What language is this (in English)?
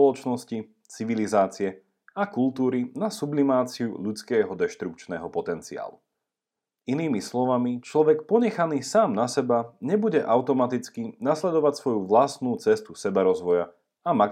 Slovak